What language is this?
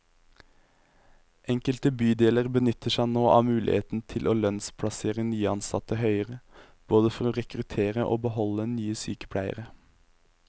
Norwegian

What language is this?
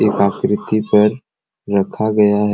Sadri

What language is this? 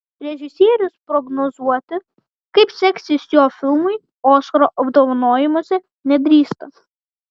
Lithuanian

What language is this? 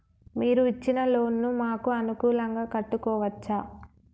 Telugu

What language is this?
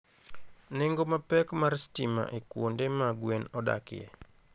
Luo (Kenya and Tanzania)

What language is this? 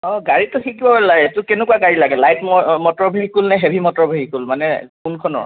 Assamese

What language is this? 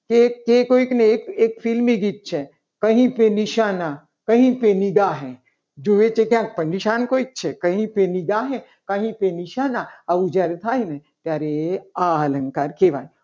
Gujarati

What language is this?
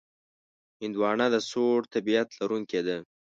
Pashto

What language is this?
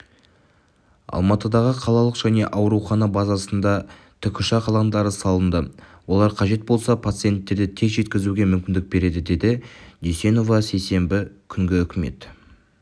Kazakh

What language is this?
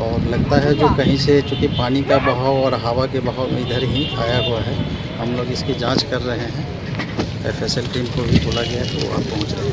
Hindi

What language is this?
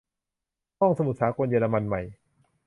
Thai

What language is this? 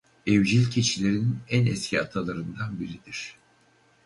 Turkish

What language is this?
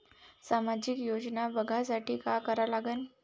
Marathi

